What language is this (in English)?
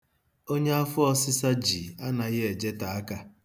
Igbo